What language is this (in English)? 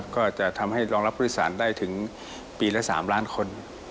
Thai